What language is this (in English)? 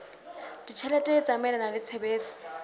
Southern Sotho